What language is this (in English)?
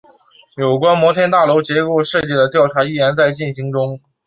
Chinese